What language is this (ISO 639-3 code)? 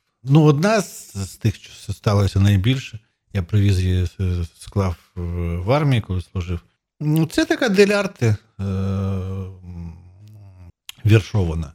ukr